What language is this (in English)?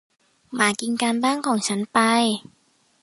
Thai